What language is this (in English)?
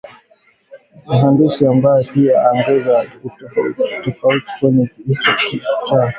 Swahili